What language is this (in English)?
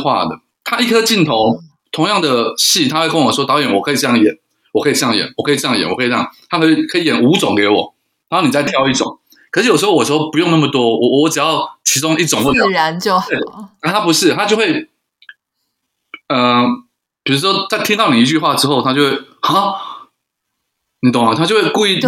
Chinese